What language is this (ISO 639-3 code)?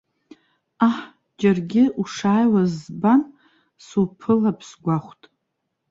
abk